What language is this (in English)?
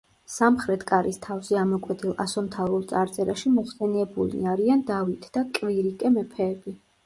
Georgian